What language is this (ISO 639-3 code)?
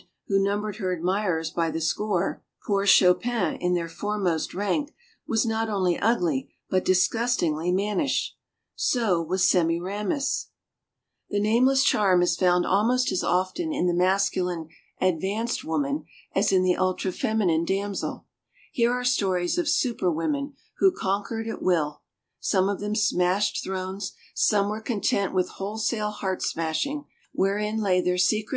eng